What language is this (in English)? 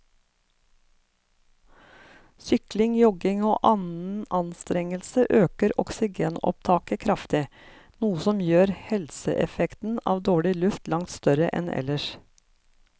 Norwegian